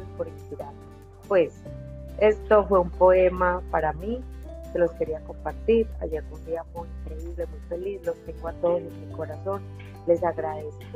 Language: Spanish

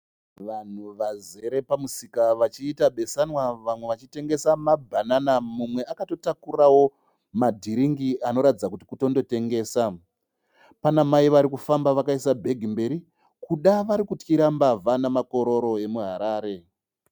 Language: Shona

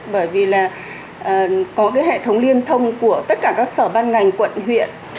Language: Vietnamese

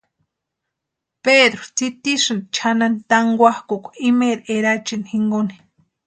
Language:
Western Highland Purepecha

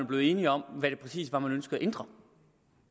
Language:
Danish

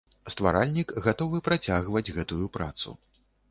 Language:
Belarusian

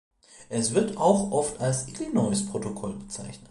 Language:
German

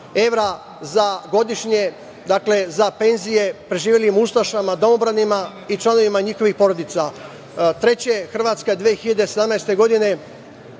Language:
Serbian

